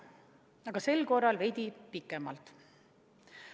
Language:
Estonian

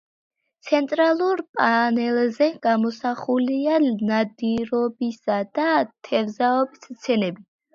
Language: Georgian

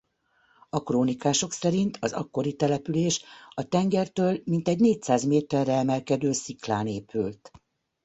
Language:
Hungarian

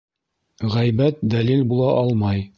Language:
Bashkir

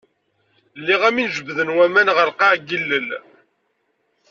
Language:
Kabyle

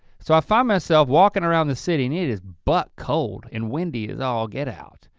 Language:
English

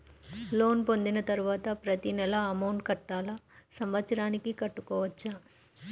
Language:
Telugu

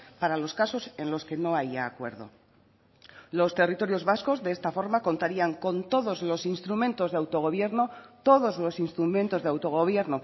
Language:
Spanish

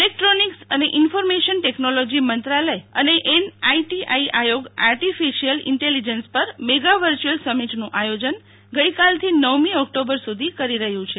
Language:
Gujarati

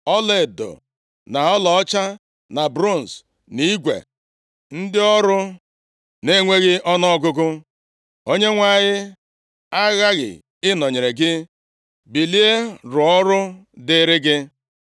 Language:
Igbo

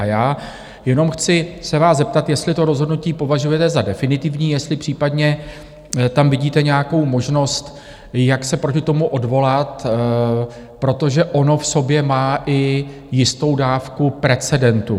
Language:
Czech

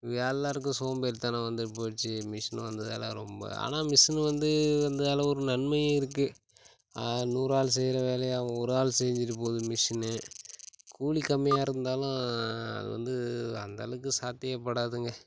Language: Tamil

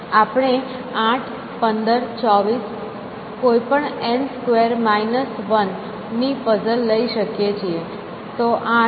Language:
Gujarati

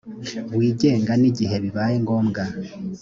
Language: Kinyarwanda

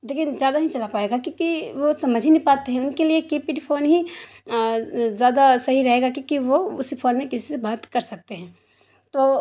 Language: Urdu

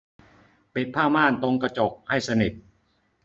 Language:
Thai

